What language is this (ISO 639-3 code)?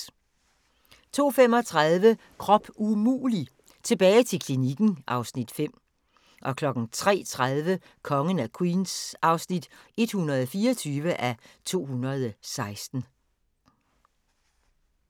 dan